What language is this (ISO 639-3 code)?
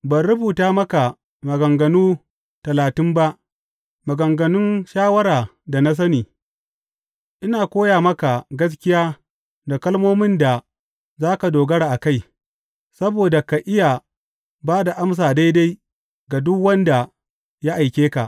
hau